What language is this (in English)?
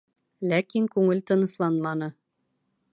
Bashkir